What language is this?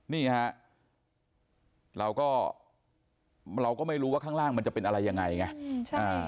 Thai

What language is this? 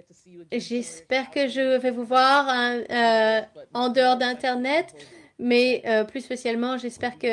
French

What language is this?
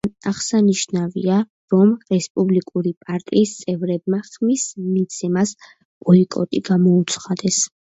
Georgian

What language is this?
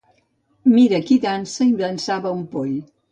Catalan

